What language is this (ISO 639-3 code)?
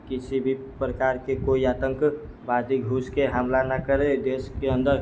mai